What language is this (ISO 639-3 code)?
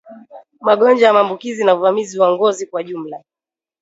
swa